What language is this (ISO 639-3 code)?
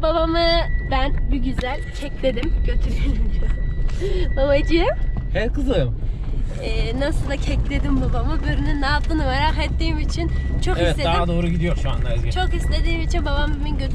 tur